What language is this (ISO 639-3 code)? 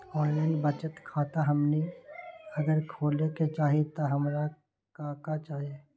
mag